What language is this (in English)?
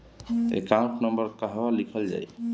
Bhojpuri